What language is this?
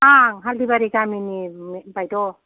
Bodo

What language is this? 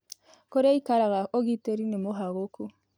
Kikuyu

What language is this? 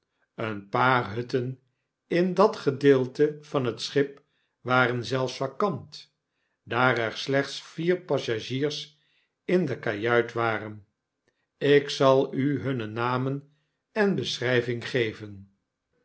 Dutch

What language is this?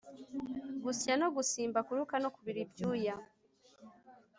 Kinyarwanda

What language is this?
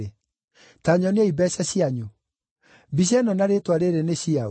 Kikuyu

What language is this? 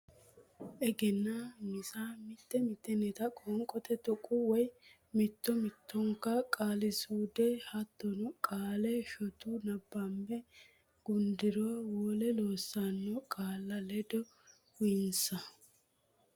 Sidamo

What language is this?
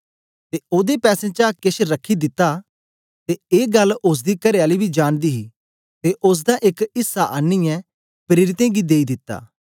Dogri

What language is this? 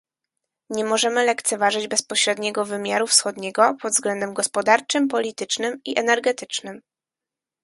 Polish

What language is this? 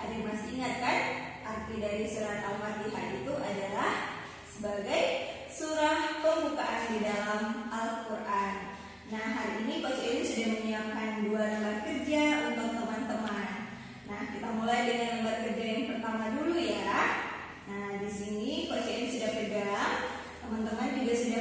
Indonesian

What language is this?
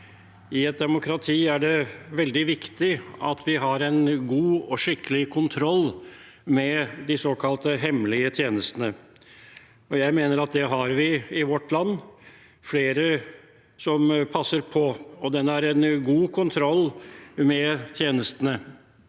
Norwegian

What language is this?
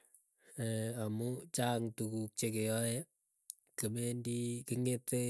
Keiyo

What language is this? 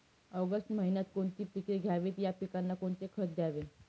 Marathi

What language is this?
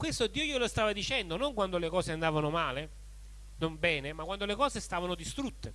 Italian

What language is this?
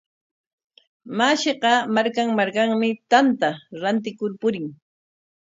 Corongo Ancash Quechua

